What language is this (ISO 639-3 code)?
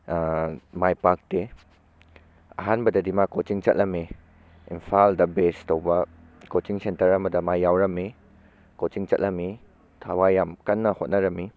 mni